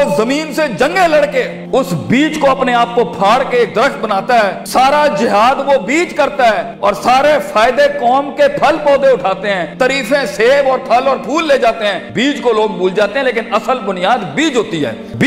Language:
Urdu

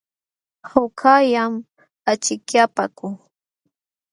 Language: Jauja Wanca Quechua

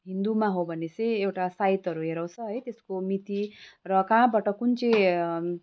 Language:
Nepali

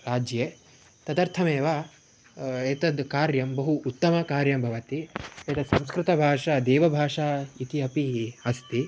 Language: Sanskrit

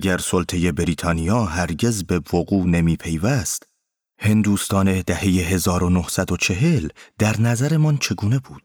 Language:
Persian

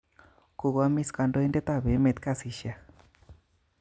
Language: Kalenjin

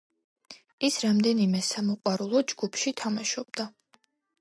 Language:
Georgian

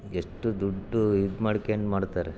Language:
Kannada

